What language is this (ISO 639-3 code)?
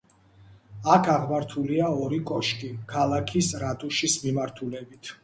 kat